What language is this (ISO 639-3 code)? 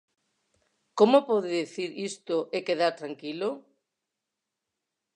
glg